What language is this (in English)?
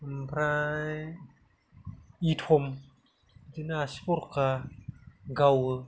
Bodo